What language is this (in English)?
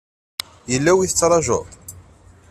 Kabyle